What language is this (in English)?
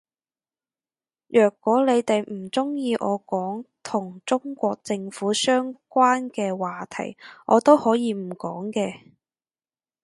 Cantonese